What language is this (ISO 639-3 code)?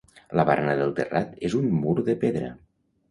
cat